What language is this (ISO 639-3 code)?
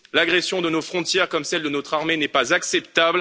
fra